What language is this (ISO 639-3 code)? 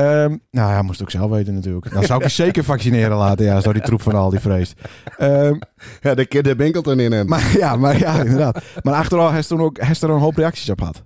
nld